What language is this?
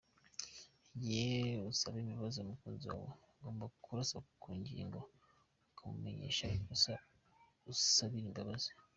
Kinyarwanda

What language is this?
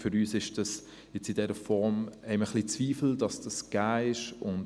Swiss German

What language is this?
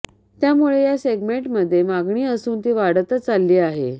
Marathi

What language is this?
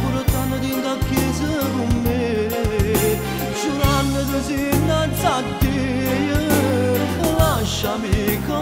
Turkish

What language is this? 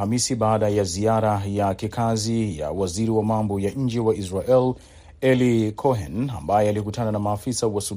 Swahili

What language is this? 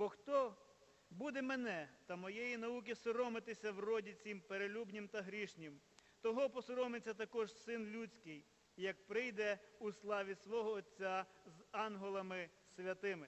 Ukrainian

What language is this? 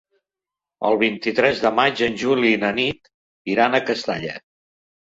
Catalan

